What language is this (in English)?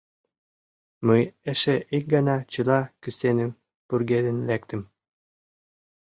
Mari